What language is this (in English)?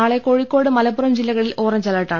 Malayalam